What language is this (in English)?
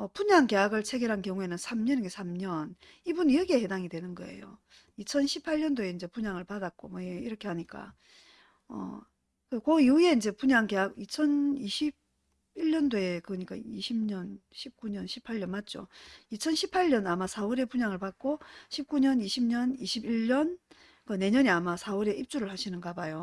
Korean